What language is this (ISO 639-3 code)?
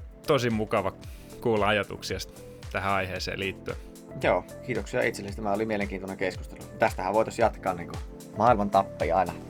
fin